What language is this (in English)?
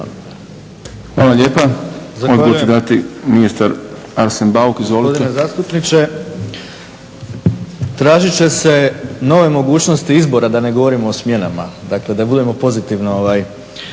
Croatian